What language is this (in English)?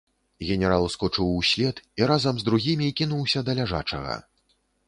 Belarusian